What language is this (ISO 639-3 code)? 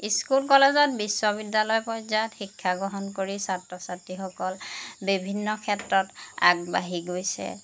asm